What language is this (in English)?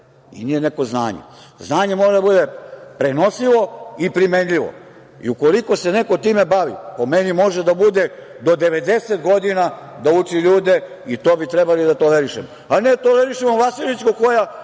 Serbian